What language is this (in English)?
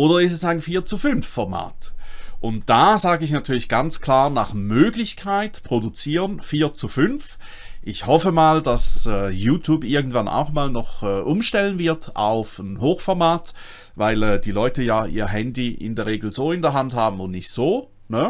German